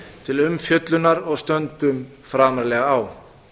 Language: Icelandic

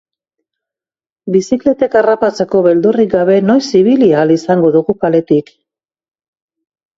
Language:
Basque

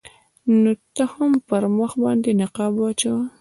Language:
Pashto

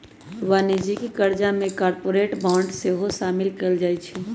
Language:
Magahi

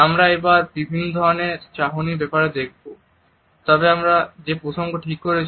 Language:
Bangla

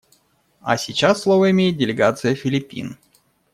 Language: Russian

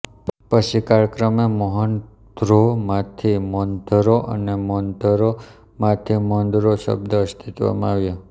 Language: Gujarati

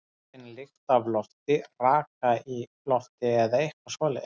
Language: Icelandic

